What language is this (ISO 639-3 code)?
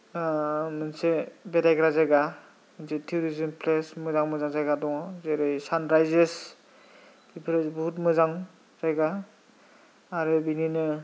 brx